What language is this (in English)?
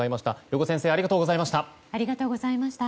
Japanese